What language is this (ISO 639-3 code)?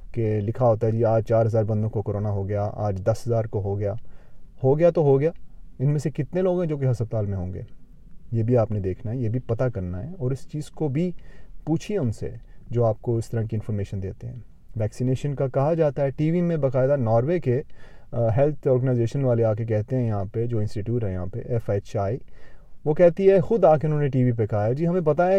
urd